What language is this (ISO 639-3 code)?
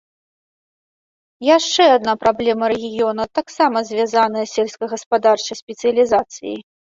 bel